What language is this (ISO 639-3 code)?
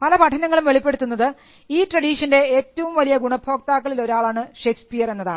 mal